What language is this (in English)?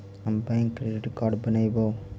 Magahi